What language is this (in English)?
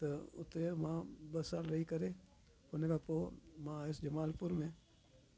Sindhi